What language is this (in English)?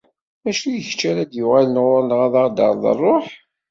Kabyle